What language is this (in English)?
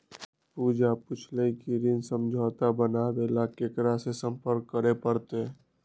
Magahi